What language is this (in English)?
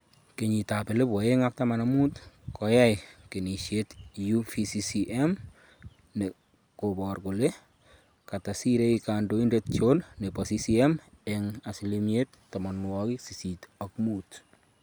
Kalenjin